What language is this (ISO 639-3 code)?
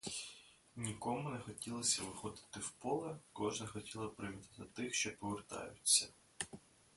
ukr